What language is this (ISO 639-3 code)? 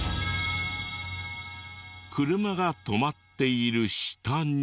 jpn